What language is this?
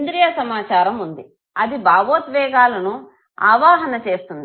Telugu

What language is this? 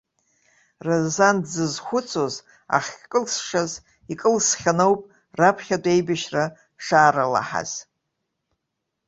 Abkhazian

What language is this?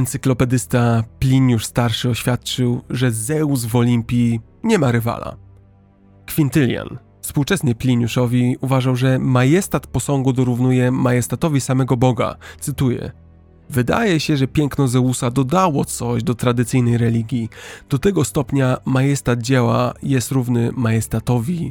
Polish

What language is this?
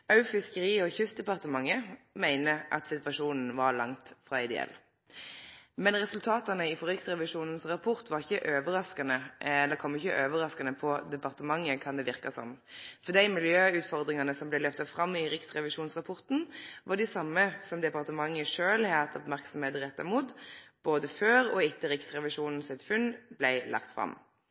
Norwegian Nynorsk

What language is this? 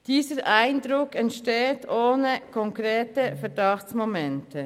Swiss German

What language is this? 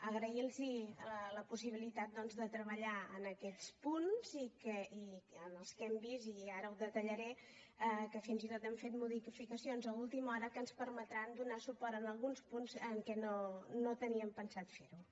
Catalan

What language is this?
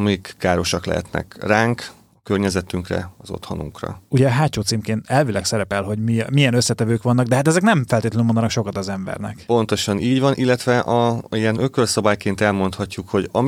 Hungarian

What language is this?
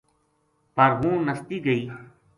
Gujari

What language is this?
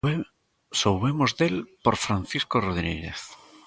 Galician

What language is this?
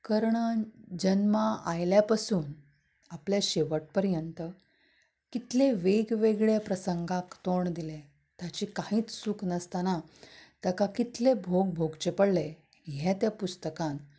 Konkani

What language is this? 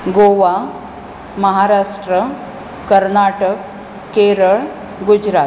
Konkani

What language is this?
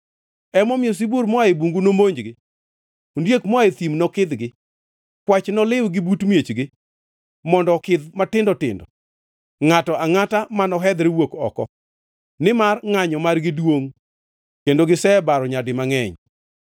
Luo (Kenya and Tanzania)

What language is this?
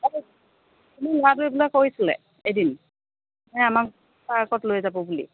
Assamese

